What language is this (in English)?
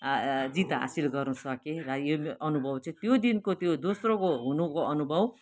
Nepali